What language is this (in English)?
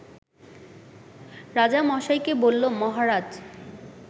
Bangla